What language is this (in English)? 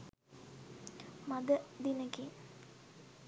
Sinhala